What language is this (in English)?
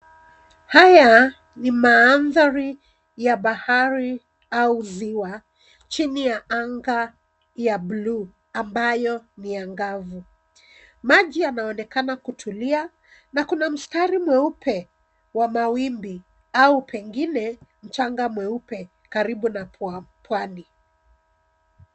Swahili